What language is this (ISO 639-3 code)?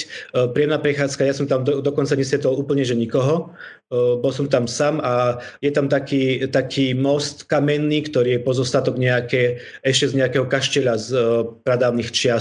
slk